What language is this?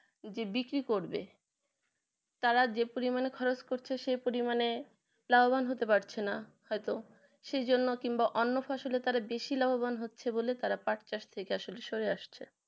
Bangla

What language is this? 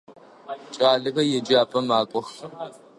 Adyghe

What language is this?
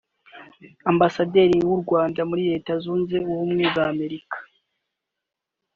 Kinyarwanda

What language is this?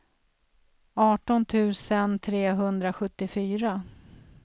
Swedish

